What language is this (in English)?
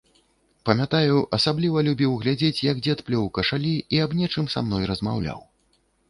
Belarusian